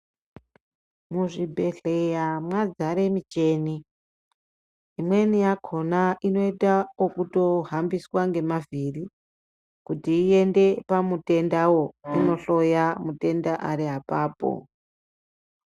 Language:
Ndau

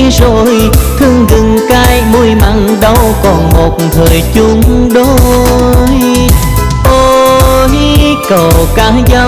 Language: Vietnamese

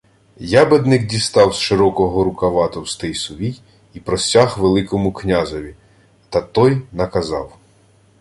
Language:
Ukrainian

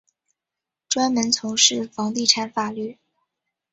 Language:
Chinese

